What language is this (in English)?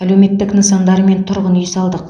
Kazakh